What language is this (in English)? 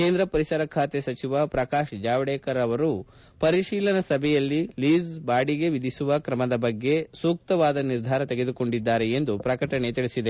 Kannada